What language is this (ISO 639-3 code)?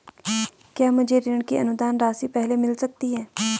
hin